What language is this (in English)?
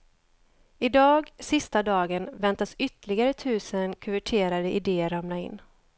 Swedish